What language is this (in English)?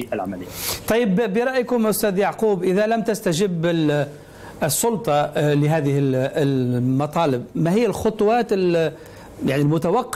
Arabic